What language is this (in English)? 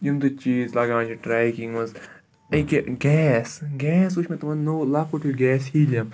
Kashmiri